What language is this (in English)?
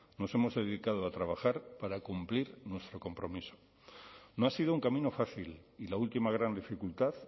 Spanish